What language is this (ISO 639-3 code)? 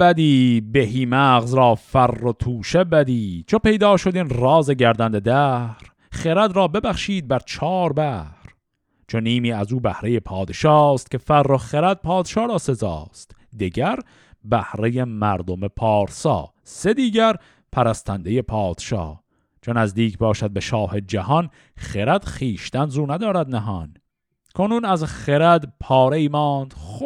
fas